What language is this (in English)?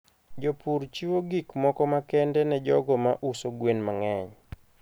Luo (Kenya and Tanzania)